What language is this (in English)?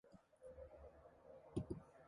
Mongolian